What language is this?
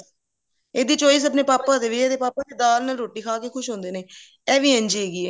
Punjabi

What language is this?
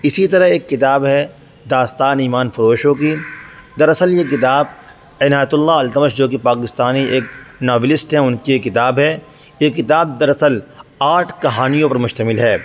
Urdu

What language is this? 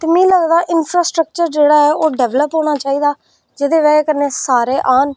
Dogri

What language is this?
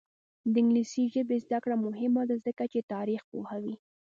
Pashto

